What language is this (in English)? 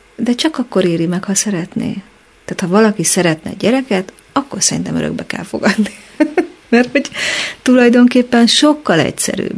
Hungarian